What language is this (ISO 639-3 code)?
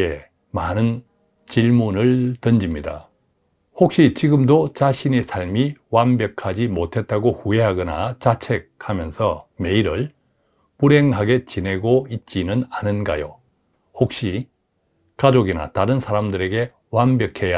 kor